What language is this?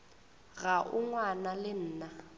Northern Sotho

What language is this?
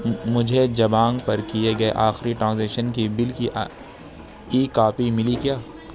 Urdu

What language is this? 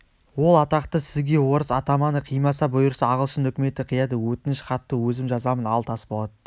Kazakh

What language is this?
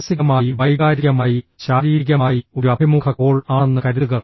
Malayalam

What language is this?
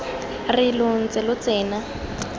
Tswana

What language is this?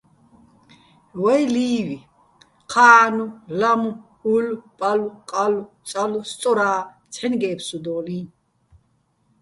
Bats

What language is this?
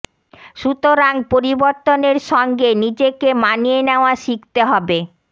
Bangla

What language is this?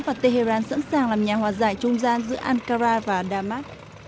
Vietnamese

